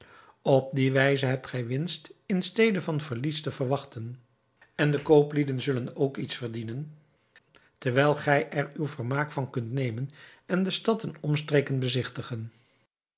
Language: Dutch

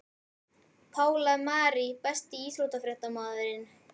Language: Icelandic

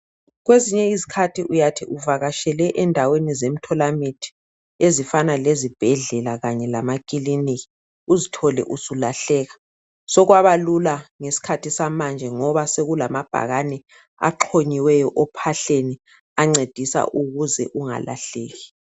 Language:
North Ndebele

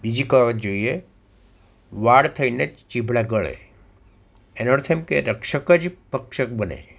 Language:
Gujarati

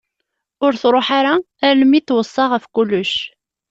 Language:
Kabyle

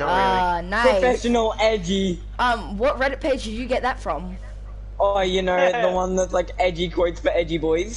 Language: English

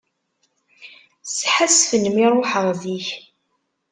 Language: Kabyle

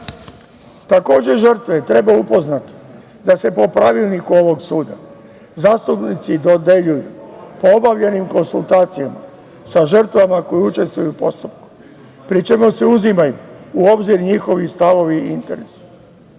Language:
Serbian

